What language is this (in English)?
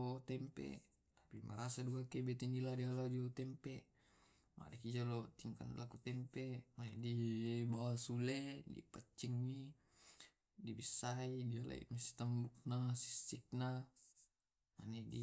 Tae'